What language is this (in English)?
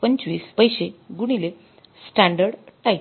Marathi